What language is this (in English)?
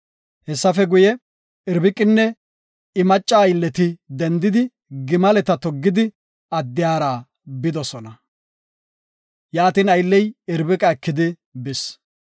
Gofa